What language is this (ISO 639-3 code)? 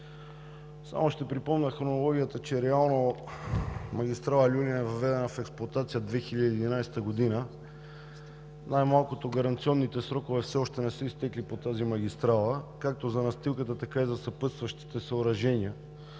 bul